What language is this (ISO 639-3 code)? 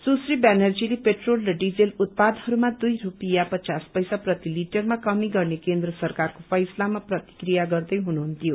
nep